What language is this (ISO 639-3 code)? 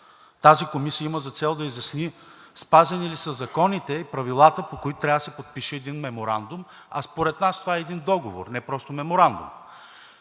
bul